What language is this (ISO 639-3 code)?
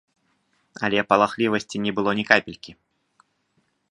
bel